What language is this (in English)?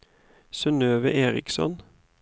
Norwegian